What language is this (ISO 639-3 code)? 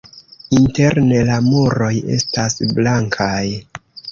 epo